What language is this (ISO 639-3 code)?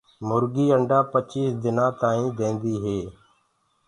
ggg